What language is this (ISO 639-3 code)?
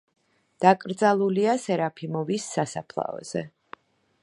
kat